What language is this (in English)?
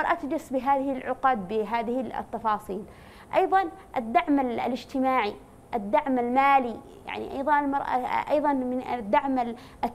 Arabic